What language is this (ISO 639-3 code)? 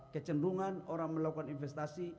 ind